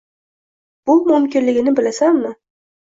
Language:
Uzbek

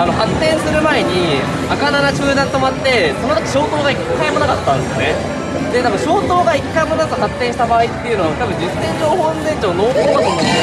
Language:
Japanese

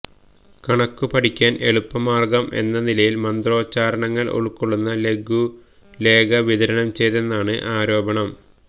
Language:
Malayalam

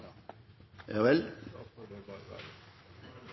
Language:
Norwegian Nynorsk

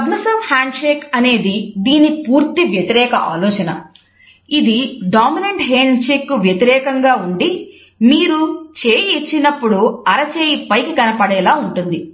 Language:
Telugu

